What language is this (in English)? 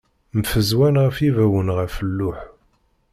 Kabyle